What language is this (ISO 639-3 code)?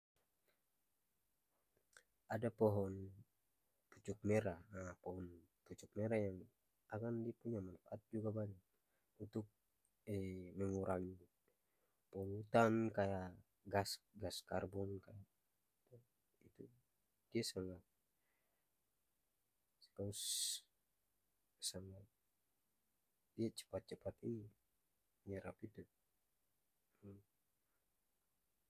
abs